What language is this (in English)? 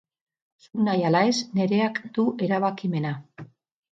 Basque